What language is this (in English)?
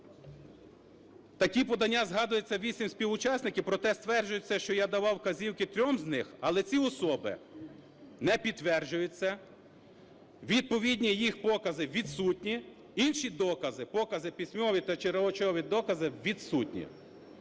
Ukrainian